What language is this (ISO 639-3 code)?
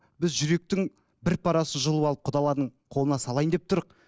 kaz